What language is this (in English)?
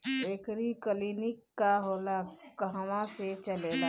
Bhojpuri